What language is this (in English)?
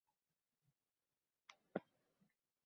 Uzbek